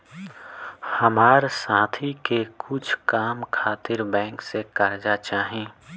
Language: Bhojpuri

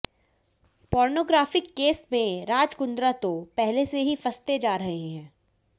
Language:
Hindi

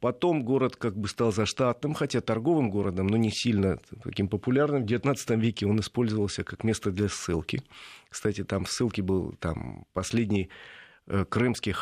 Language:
Russian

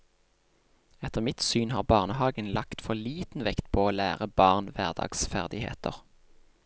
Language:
Norwegian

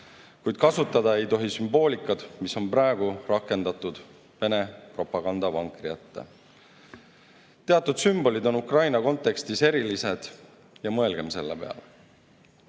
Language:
Estonian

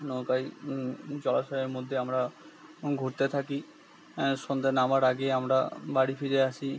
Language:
Bangla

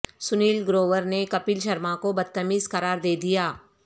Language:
Urdu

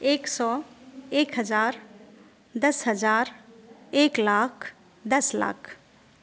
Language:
Maithili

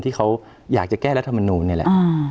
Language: Thai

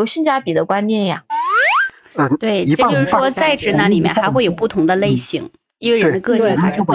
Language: Chinese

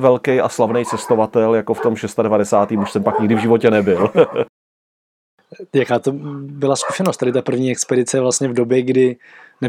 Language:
Czech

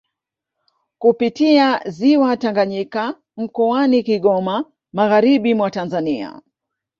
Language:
Swahili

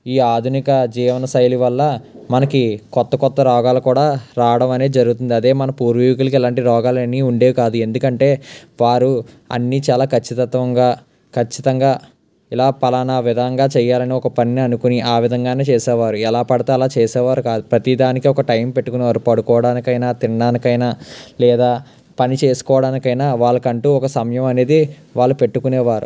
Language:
Telugu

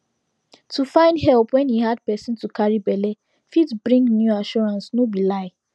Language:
Nigerian Pidgin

